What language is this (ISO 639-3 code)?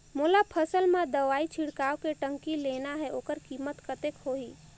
hne